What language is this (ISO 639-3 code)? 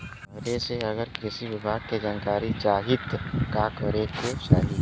bho